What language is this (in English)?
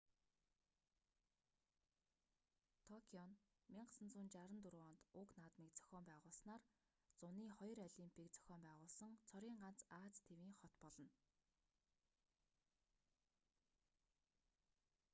Mongolian